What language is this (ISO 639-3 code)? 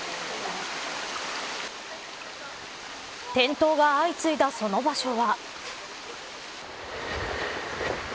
jpn